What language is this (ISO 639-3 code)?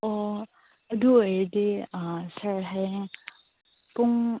mni